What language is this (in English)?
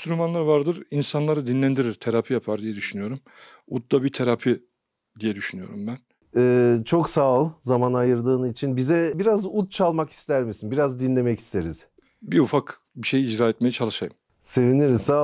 Turkish